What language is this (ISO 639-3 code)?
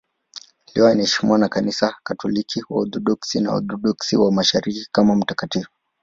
swa